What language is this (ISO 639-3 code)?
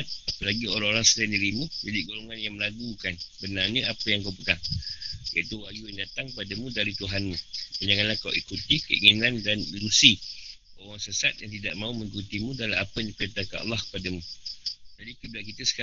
msa